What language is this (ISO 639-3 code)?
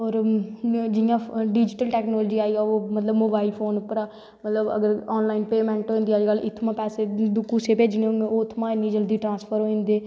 doi